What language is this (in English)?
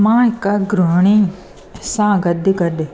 Sindhi